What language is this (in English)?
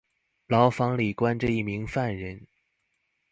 Chinese